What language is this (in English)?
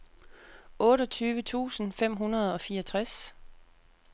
Danish